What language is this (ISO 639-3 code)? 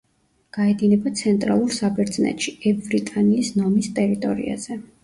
kat